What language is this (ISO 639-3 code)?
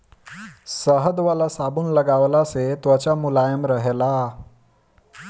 bho